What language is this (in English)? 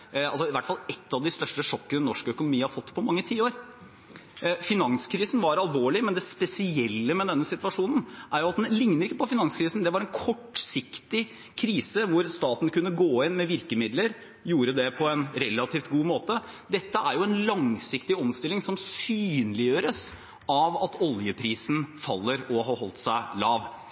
Norwegian Bokmål